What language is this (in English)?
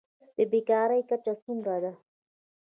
Pashto